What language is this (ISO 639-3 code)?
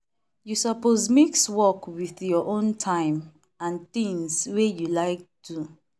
pcm